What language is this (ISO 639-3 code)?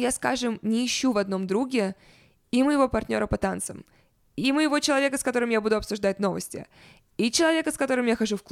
rus